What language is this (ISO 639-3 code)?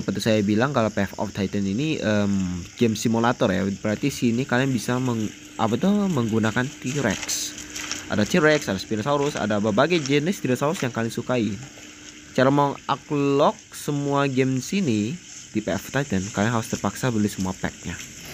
ind